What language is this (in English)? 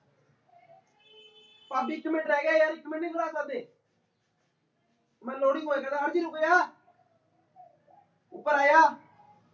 Punjabi